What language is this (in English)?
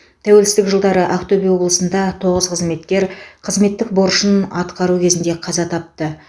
Kazakh